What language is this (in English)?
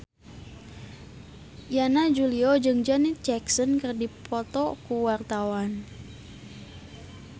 Sundanese